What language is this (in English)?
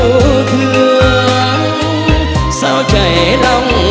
Vietnamese